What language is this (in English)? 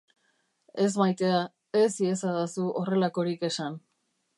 Basque